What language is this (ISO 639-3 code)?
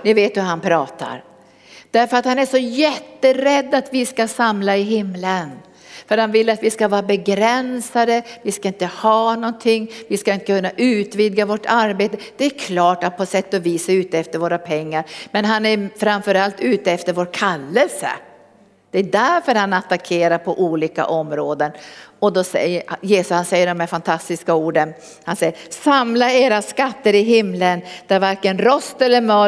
swe